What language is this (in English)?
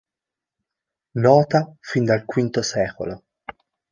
Italian